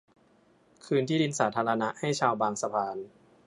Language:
Thai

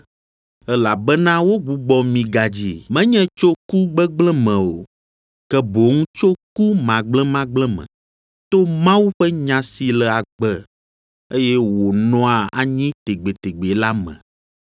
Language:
Ewe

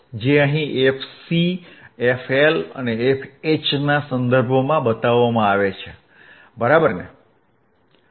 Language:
Gujarati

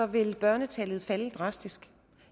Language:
Danish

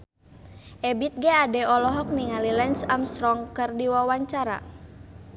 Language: Sundanese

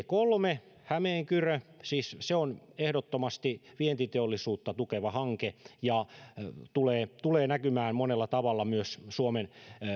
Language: Finnish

